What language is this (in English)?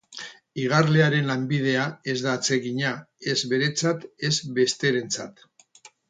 Basque